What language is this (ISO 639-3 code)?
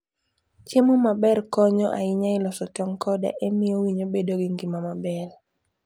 luo